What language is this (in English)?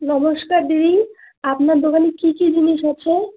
Bangla